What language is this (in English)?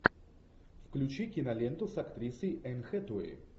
Russian